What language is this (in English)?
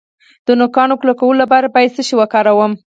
Pashto